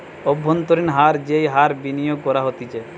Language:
Bangla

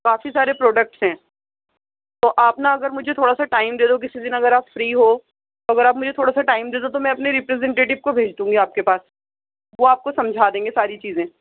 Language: Urdu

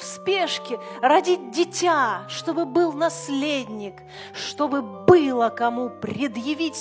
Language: Russian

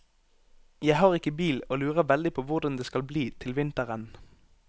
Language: Norwegian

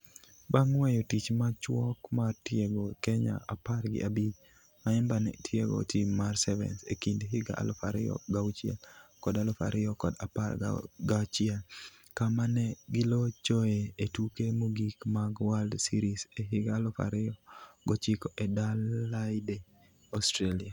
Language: Luo (Kenya and Tanzania)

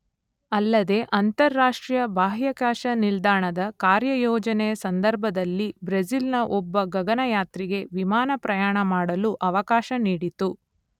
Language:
Kannada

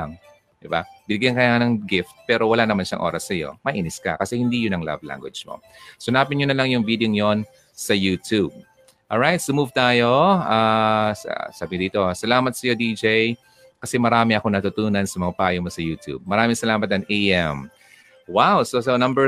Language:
Filipino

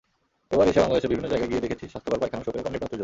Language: Bangla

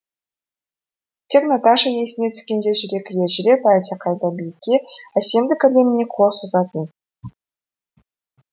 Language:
Kazakh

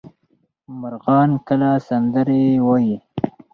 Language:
Pashto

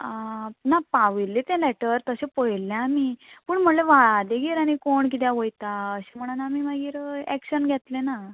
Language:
Konkani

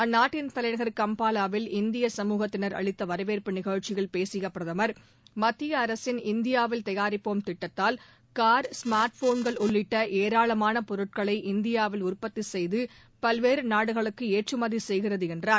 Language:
Tamil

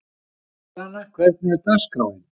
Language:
Icelandic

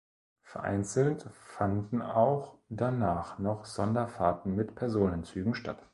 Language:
German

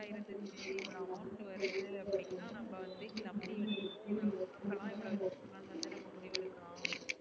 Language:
Tamil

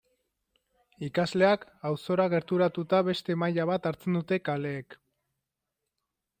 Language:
Basque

